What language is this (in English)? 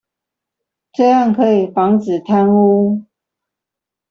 Chinese